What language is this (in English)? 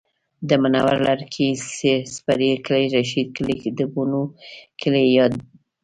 Pashto